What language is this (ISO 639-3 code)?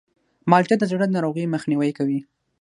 pus